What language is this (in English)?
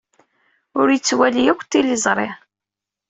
Kabyle